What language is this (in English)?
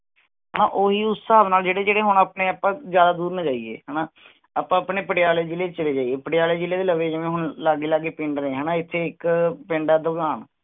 Punjabi